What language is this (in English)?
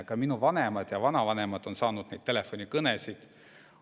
Estonian